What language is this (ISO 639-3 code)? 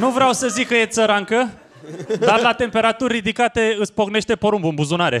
ron